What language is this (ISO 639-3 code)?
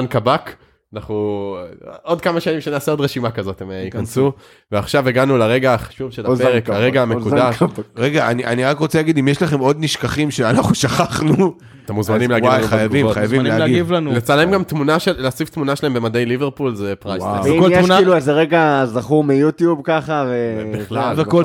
heb